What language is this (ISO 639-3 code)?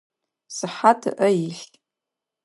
ady